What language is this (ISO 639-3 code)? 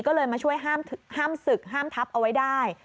tha